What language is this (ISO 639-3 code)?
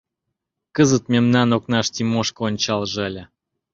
chm